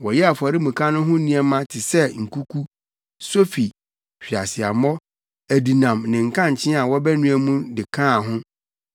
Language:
Akan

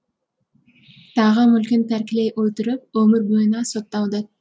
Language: Kazakh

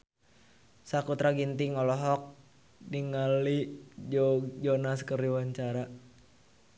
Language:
Sundanese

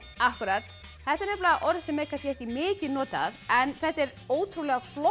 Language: Icelandic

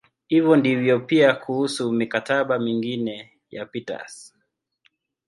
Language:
Swahili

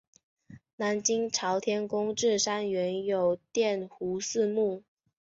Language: Chinese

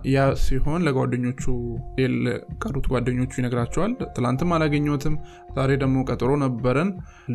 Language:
Amharic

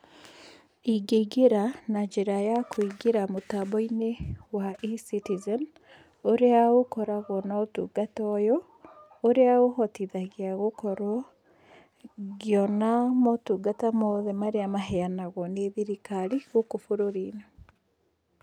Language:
Kikuyu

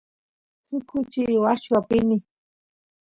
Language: Santiago del Estero Quichua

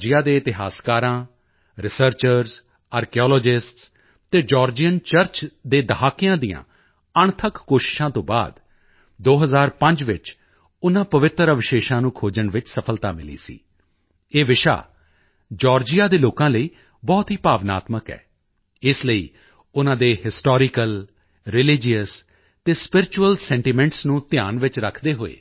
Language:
Punjabi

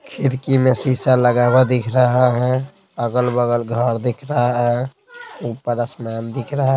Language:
Hindi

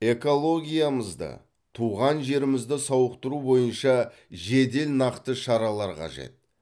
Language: Kazakh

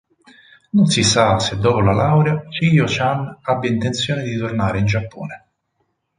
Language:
Italian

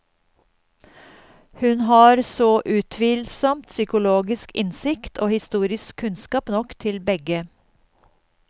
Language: Norwegian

